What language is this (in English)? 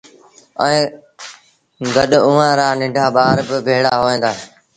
Sindhi Bhil